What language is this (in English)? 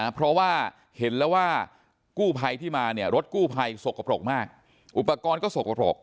Thai